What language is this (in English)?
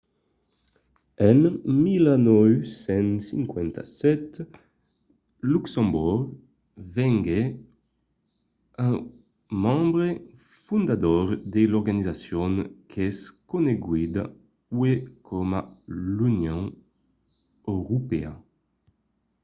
Occitan